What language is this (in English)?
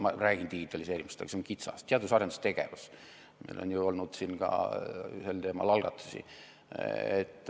Estonian